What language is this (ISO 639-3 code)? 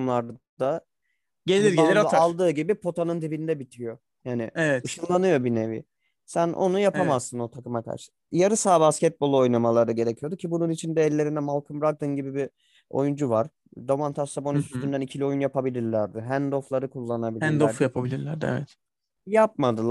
tur